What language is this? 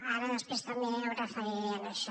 Catalan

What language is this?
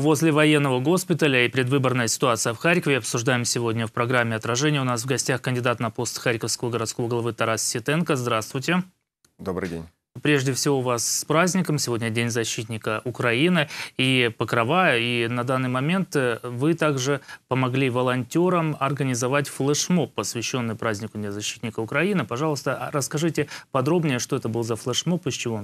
Russian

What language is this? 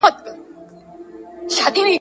Pashto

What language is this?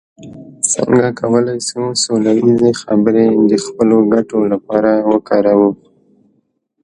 Pashto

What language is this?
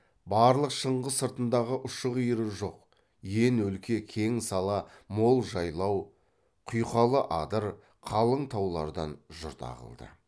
Kazakh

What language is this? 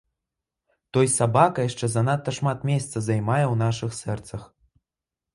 Belarusian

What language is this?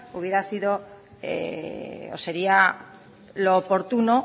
Spanish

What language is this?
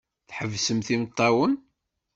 Kabyle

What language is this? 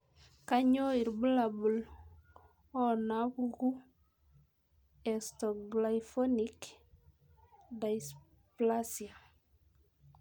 Masai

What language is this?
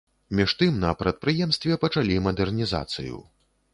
Belarusian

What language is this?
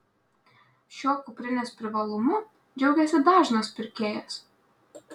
Lithuanian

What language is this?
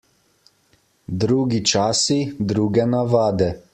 Slovenian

